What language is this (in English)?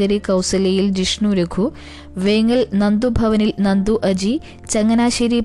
Malayalam